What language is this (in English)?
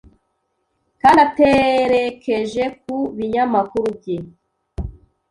Kinyarwanda